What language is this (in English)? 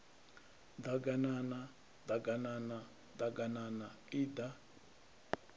Venda